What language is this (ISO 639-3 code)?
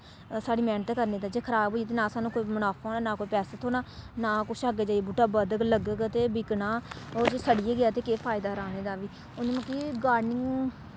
doi